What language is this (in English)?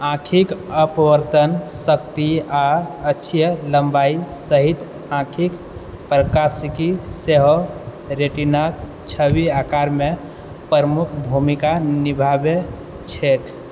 Maithili